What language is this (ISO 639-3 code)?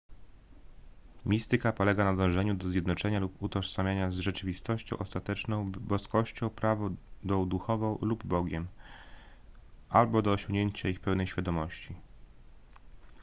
pol